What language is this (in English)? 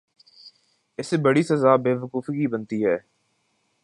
Urdu